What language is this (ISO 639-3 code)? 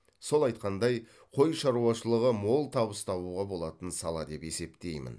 kaz